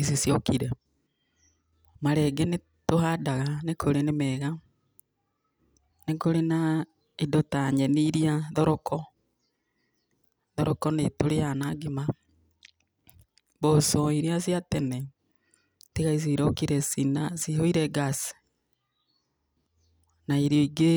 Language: Kikuyu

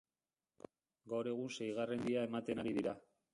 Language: Basque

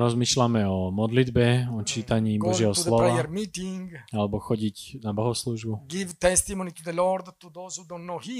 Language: Slovak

